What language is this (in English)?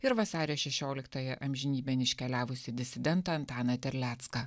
Lithuanian